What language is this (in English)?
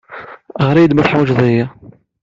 Kabyle